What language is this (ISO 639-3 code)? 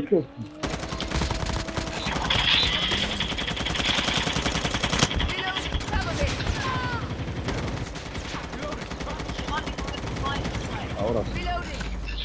spa